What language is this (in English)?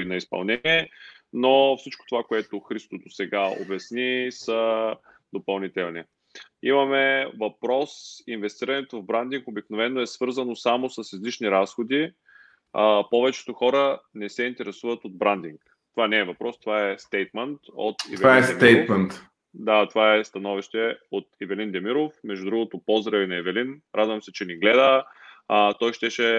Bulgarian